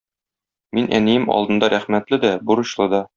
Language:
Tatar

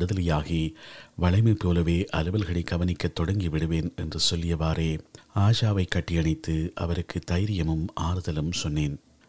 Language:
Tamil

